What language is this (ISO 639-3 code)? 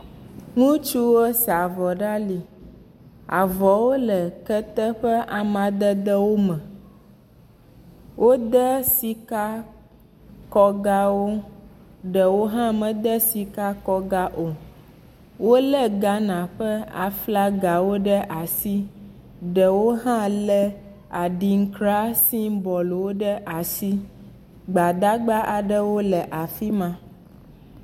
ewe